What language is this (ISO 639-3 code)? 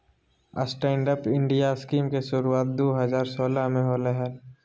mag